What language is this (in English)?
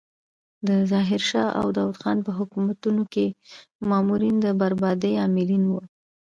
Pashto